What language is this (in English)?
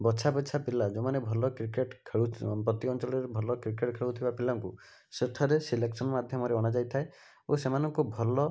Odia